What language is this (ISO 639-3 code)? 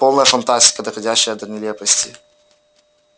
rus